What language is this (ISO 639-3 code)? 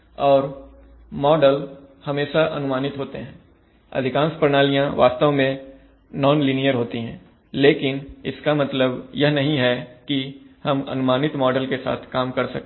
hin